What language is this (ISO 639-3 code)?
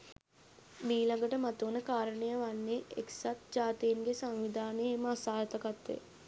sin